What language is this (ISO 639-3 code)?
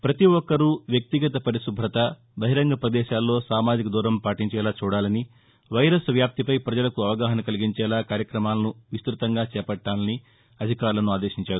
tel